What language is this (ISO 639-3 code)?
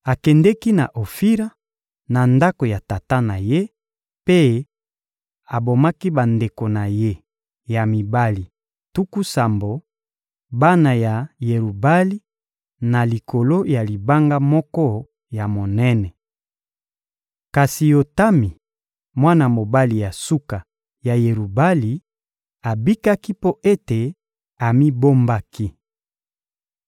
lin